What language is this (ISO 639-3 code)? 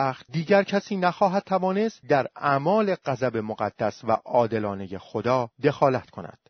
fas